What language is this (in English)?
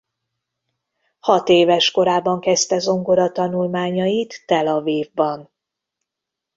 Hungarian